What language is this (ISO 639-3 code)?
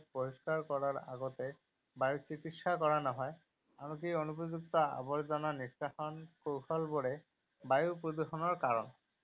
asm